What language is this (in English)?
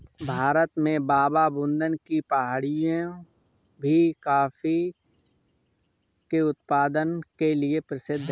Hindi